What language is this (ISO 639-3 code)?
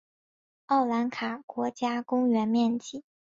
zho